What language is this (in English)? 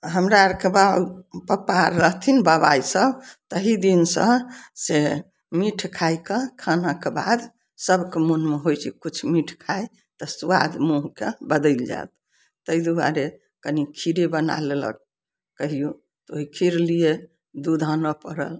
Maithili